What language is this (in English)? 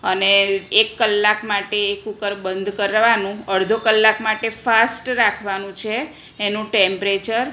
Gujarati